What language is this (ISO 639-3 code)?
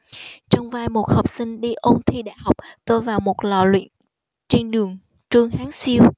vie